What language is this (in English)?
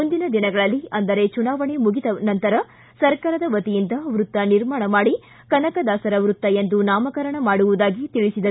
Kannada